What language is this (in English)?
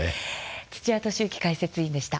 Japanese